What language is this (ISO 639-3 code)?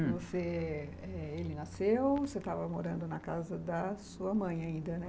por